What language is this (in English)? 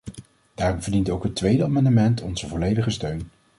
Dutch